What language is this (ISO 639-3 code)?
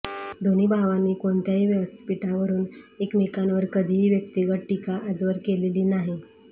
mar